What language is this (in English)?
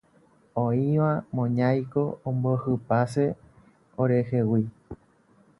Guarani